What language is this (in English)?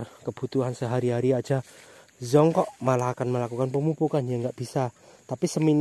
Indonesian